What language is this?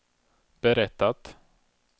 Swedish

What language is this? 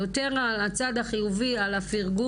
Hebrew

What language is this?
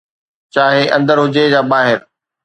Sindhi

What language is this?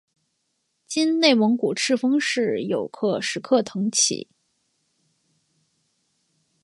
Chinese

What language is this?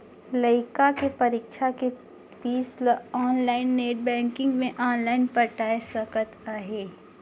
Chhattisgarhi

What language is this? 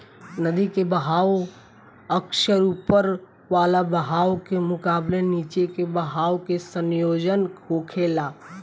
Bhojpuri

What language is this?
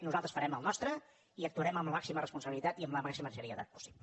Catalan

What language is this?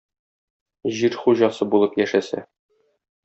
Tatar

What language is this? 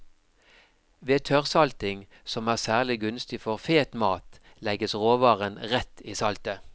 Norwegian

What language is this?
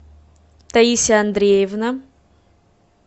Russian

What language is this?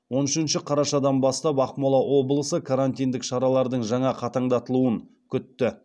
Kazakh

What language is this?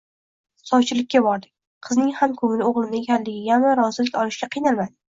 Uzbek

